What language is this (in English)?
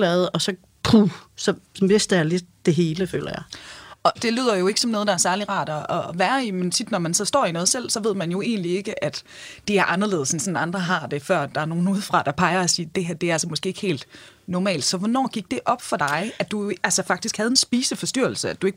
Danish